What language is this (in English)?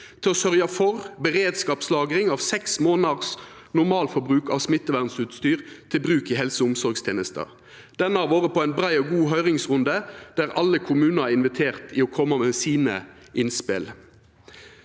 Norwegian